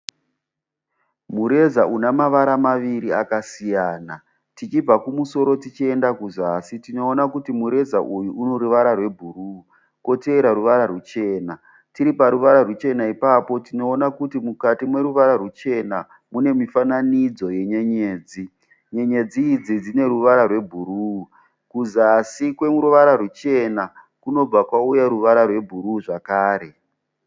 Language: Shona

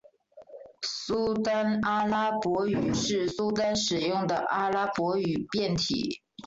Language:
Chinese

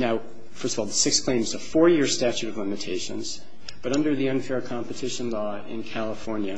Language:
English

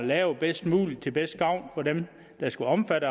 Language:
Danish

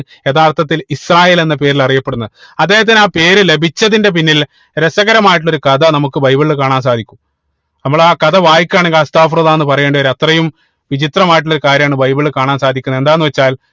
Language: Malayalam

